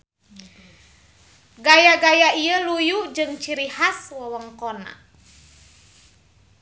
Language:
Sundanese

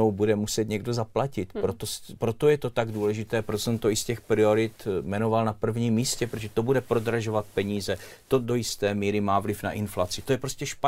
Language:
Czech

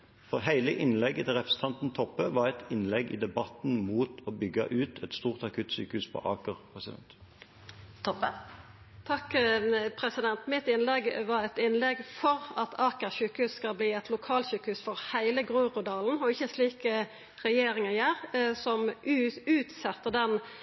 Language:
Norwegian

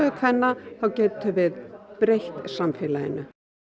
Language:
Icelandic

